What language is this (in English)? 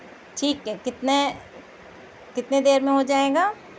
Urdu